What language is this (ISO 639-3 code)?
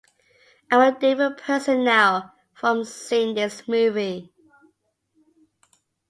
eng